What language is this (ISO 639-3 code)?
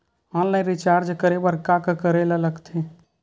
hne